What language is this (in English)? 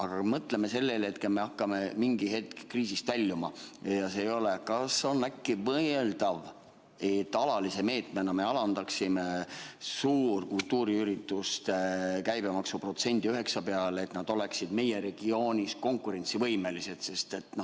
Estonian